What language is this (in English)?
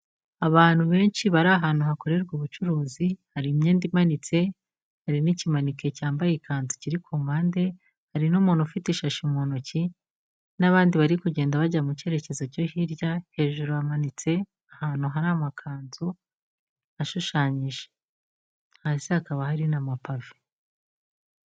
Kinyarwanda